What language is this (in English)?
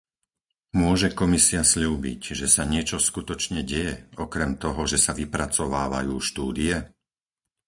Slovak